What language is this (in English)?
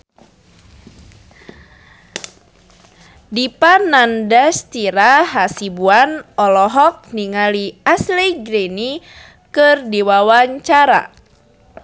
Sundanese